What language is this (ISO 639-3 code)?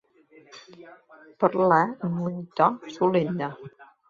cat